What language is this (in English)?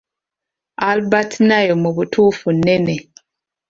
Ganda